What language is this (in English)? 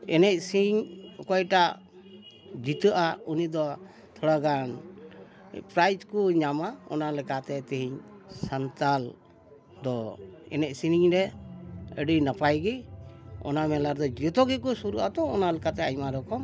Santali